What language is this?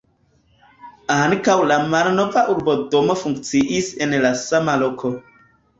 Esperanto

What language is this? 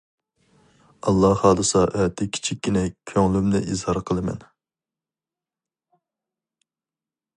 Uyghur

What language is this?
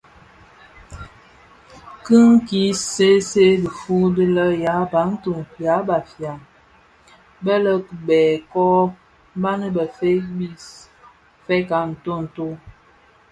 Bafia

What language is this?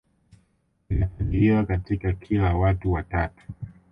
Swahili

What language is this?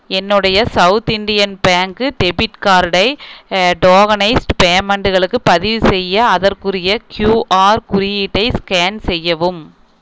Tamil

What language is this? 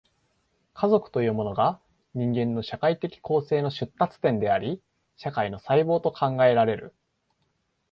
Japanese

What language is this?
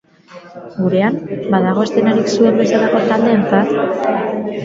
Basque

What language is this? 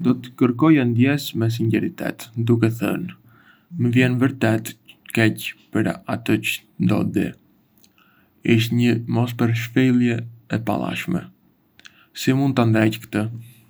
Arbëreshë Albanian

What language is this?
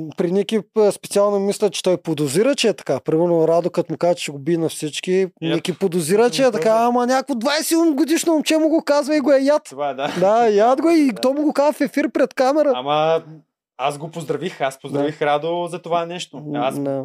Bulgarian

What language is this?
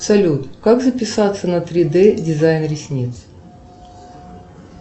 Russian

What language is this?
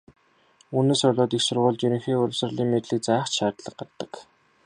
Mongolian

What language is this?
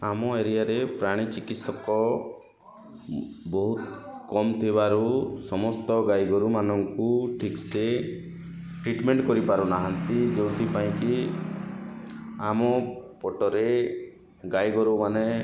Odia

